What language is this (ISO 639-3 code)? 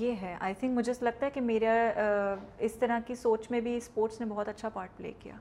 urd